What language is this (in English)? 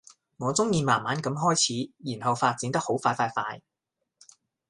Cantonese